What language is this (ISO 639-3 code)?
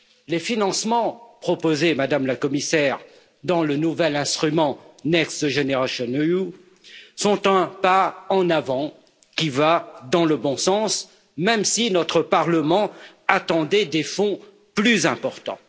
fra